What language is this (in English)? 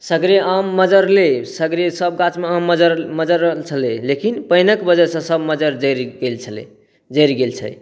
Maithili